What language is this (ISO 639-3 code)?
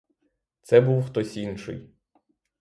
ukr